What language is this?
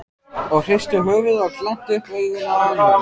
Icelandic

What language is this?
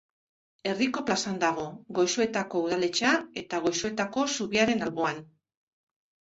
Basque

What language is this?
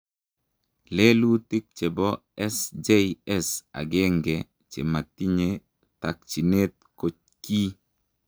Kalenjin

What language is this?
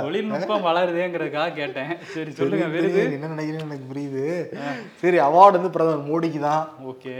Tamil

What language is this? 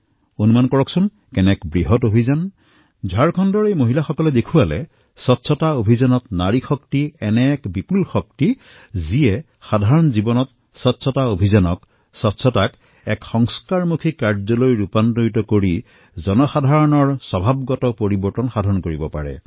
Assamese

